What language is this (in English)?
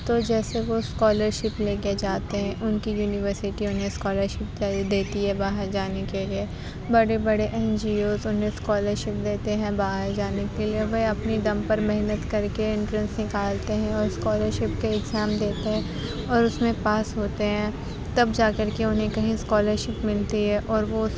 Urdu